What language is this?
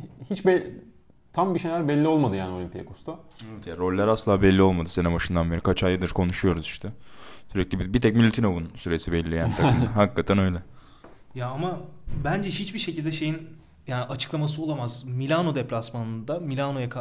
Turkish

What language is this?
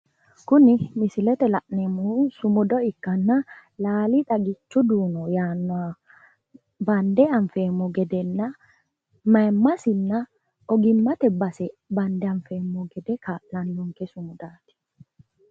Sidamo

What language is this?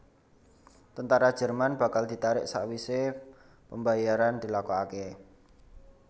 Javanese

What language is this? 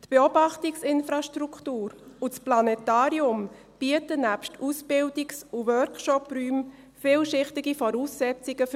Swiss German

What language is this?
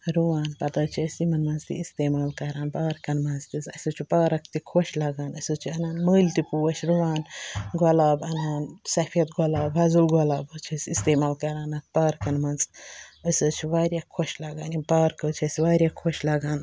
Kashmiri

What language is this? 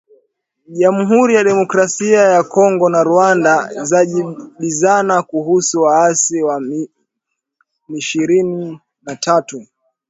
Swahili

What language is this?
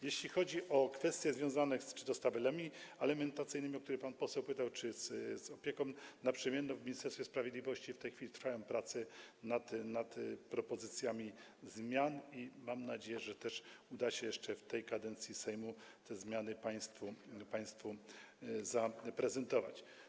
Polish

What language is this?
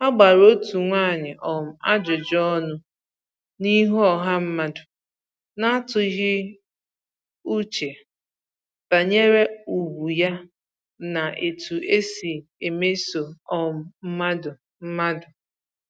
Igbo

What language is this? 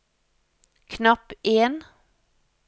Norwegian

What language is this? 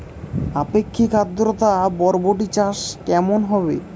Bangla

